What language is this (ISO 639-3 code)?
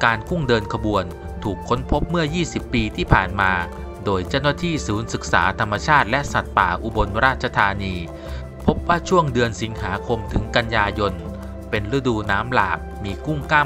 tha